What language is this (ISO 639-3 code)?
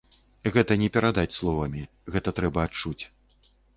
bel